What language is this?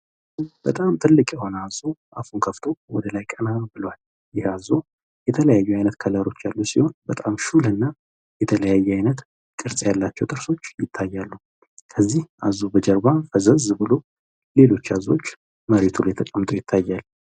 Amharic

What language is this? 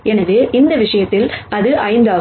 Tamil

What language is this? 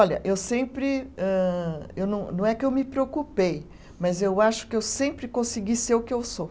Portuguese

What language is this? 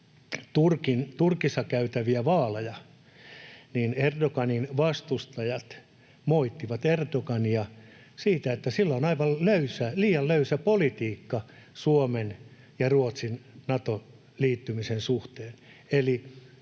Finnish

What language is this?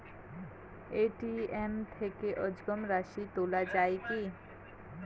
Bangla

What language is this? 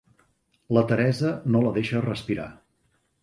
Catalan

